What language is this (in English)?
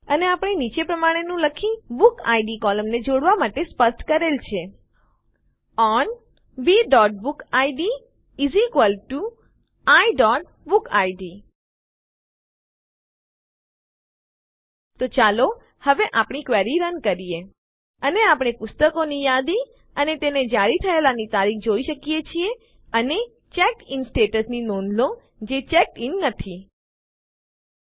Gujarati